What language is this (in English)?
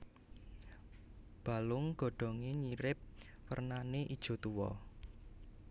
Javanese